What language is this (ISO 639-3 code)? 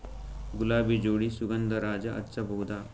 kan